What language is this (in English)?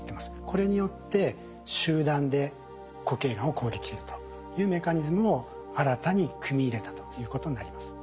Japanese